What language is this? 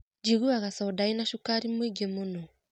Kikuyu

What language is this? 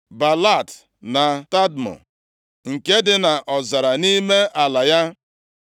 Igbo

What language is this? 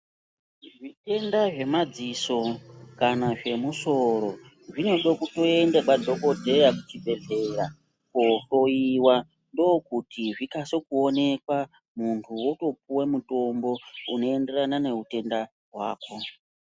Ndau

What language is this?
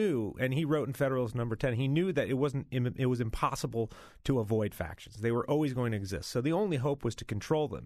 English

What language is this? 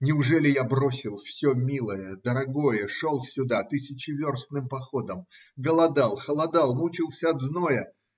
Russian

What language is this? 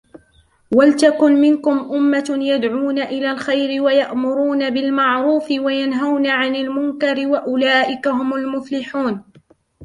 Arabic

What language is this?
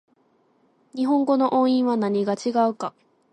Japanese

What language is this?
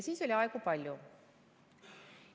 Estonian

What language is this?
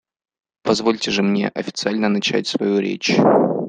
Russian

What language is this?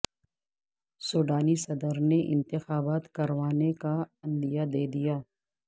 Urdu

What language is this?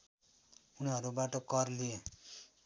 Nepali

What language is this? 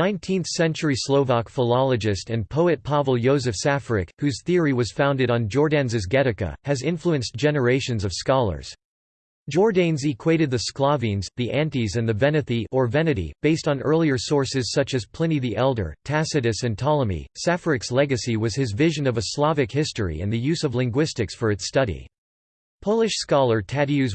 English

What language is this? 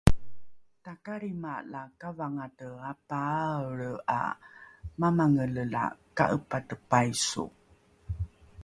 Rukai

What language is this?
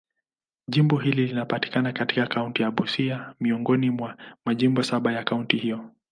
Swahili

